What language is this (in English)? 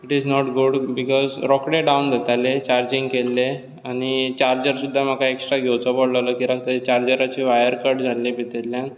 Konkani